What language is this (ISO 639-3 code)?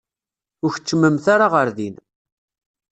kab